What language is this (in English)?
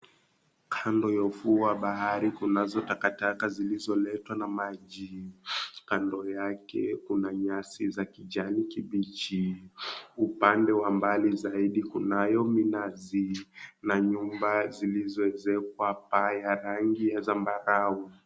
Swahili